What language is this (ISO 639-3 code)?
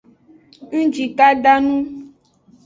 ajg